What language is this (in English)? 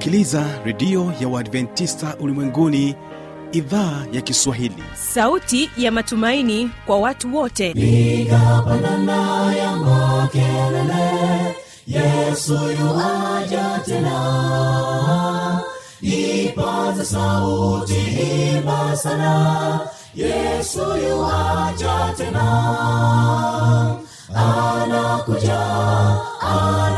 Swahili